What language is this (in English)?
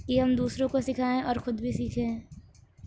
Urdu